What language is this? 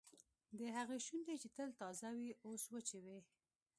Pashto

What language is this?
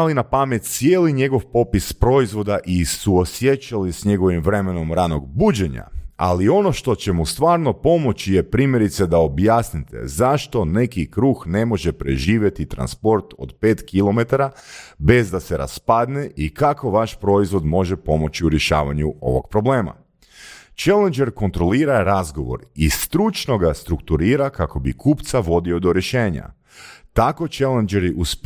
Croatian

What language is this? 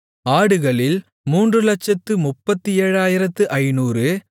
Tamil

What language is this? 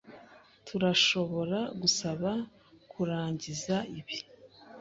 Kinyarwanda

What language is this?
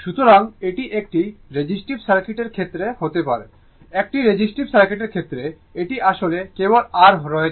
Bangla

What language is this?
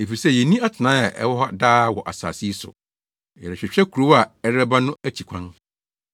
Akan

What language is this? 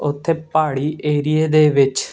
Punjabi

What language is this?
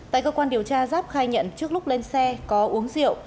Vietnamese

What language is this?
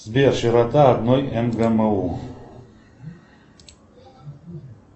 Russian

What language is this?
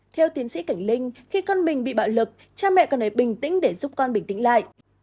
Vietnamese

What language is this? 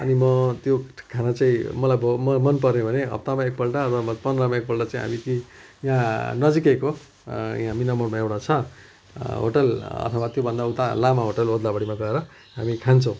Nepali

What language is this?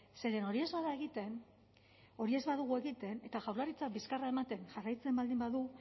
Basque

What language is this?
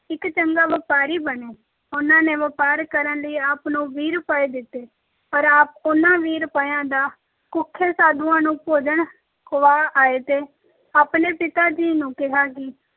Punjabi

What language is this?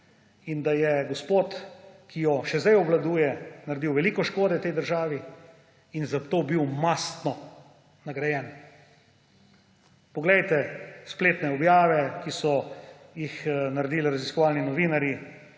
Slovenian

